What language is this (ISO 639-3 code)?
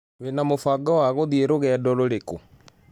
kik